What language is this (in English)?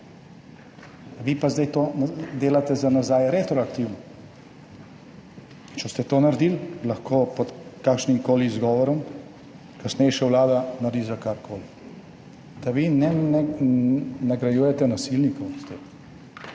Slovenian